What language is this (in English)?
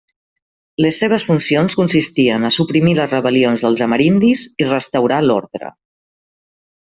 Catalan